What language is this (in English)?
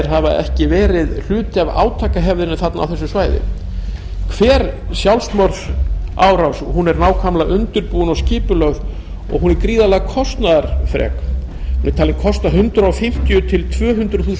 Icelandic